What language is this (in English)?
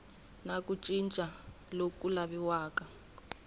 Tsonga